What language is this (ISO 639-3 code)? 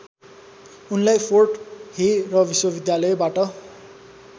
nep